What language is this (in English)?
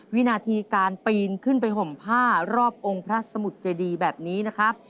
Thai